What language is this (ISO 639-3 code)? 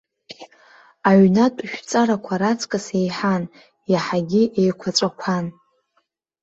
abk